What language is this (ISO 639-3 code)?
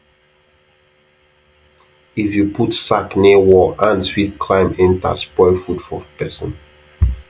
pcm